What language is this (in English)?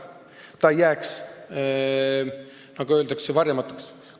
Estonian